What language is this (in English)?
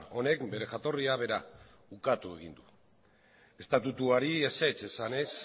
Basque